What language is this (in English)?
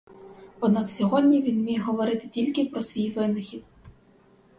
Ukrainian